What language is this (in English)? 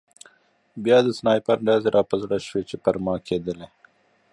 Pashto